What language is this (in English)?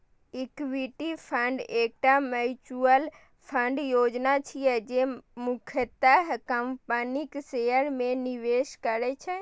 Maithili